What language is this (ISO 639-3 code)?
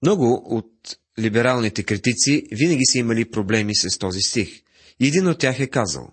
bul